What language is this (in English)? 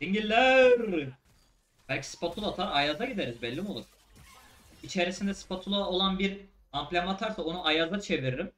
Turkish